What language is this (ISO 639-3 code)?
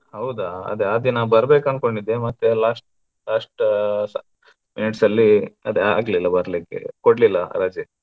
kan